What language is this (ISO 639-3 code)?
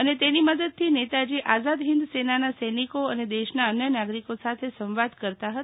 guj